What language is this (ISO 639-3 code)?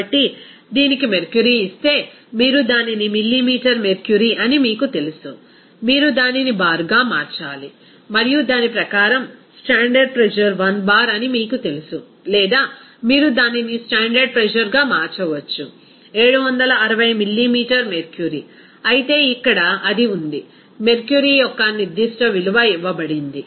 tel